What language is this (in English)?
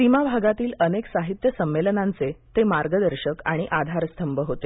Marathi